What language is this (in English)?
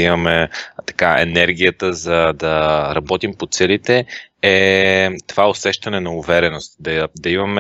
Bulgarian